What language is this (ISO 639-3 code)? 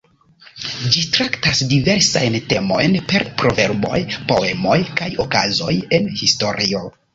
epo